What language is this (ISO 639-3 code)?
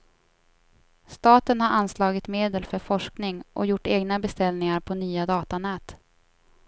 swe